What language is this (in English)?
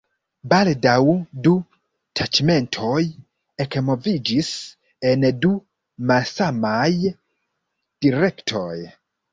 Esperanto